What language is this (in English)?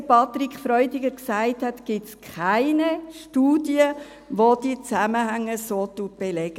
Swiss German